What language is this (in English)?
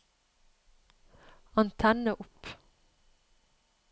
Norwegian